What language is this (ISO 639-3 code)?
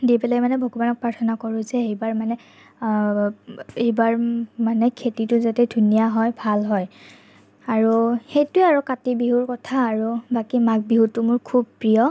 asm